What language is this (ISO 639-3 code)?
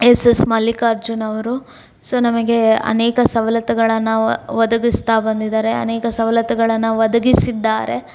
kan